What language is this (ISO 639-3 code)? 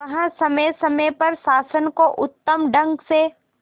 hin